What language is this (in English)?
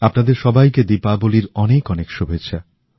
Bangla